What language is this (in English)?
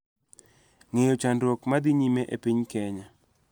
Luo (Kenya and Tanzania)